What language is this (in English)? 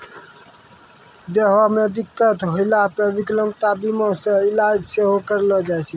Maithili